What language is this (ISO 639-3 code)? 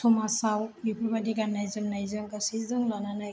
brx